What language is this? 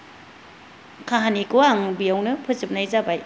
Bodo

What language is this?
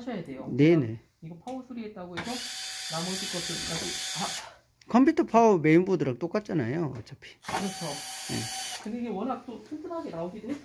Korean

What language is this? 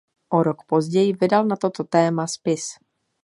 Czech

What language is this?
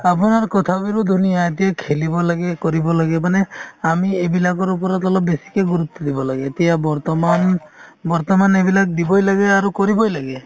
Assamese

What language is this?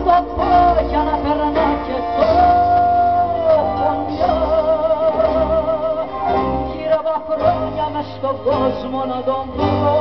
Greek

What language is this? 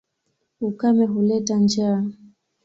Swahili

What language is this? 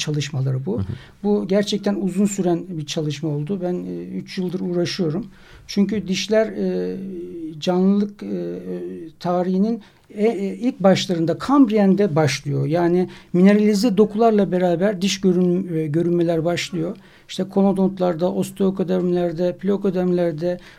Turkish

